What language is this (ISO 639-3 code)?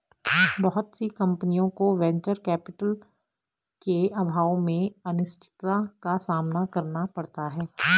hin